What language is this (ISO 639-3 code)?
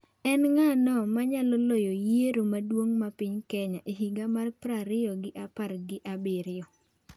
luo